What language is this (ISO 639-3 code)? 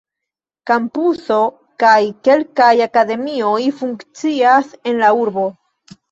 epo